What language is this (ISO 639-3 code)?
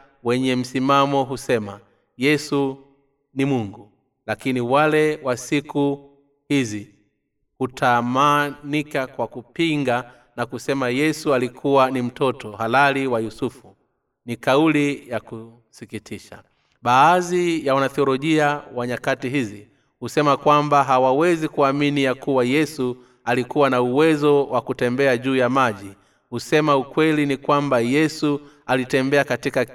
swa